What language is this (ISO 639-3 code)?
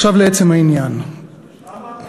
heb